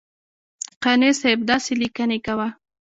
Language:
Pashto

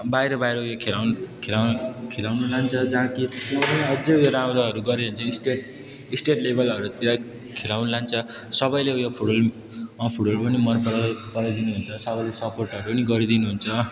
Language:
Nepali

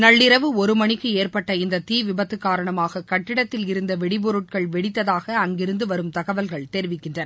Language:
Tamil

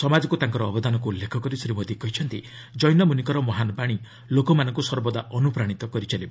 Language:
Odia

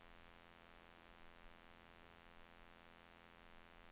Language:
Swedish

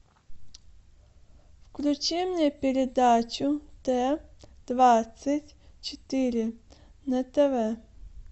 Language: Russian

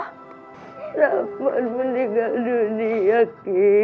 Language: Indonesian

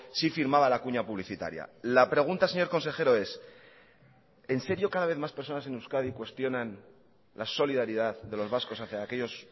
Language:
Spanish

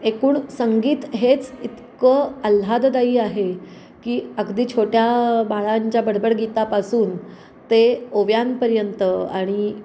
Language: Marathi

